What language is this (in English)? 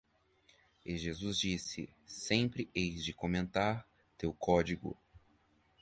Portuguese